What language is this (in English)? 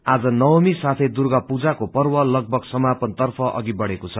Nepali